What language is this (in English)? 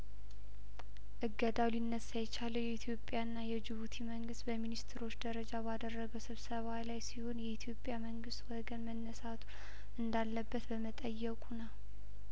Amharic